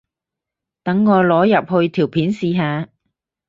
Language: Cantonese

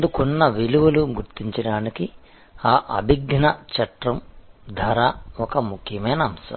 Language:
Telugu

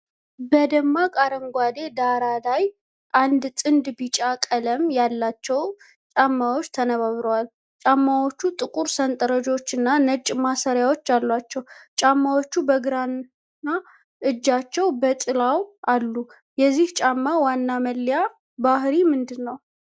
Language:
Amharic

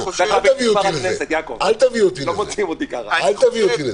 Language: Hebrew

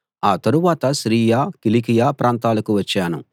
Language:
Telugu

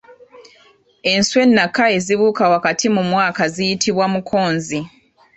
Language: Ganda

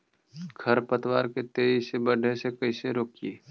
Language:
Magahi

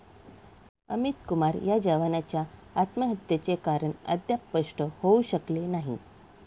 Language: Marathi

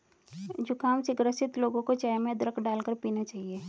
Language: Hindi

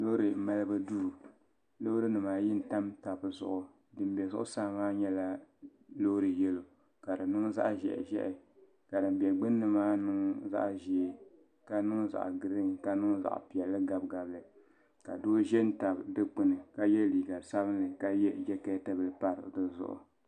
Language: Dagbani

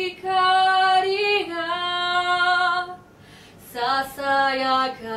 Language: Ukrainian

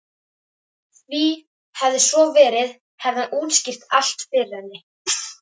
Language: Icelandic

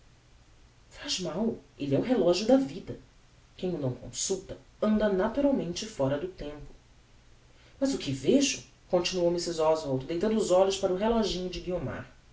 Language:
Portuguese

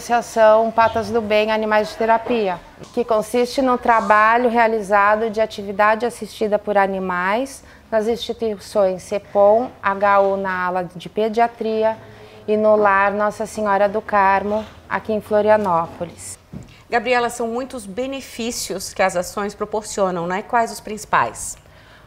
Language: Portuguese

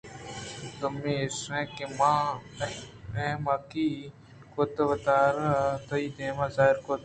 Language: Eastern Balochi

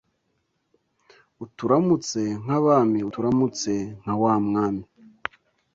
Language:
Kinyarwanda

